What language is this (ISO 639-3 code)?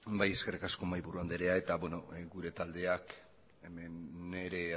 eus